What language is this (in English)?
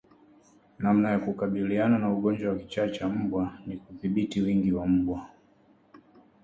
Swahili